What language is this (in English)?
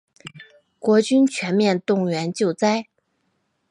Chinese